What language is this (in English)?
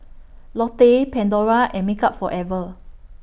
English